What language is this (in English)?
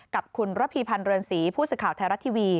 Thai